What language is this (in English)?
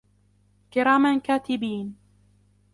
Arabic